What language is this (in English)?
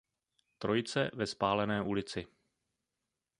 Czech